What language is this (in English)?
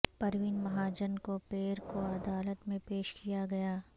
Urdu